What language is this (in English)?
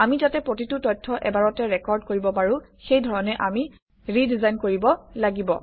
Assamese